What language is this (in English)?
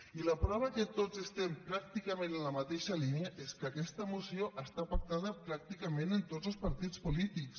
Catalan